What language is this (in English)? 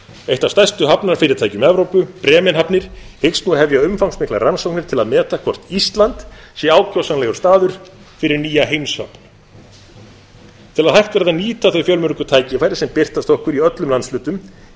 Icelandic